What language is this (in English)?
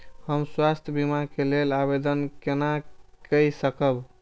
Maithili